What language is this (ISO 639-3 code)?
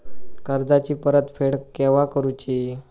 mar